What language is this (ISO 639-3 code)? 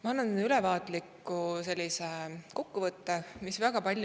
est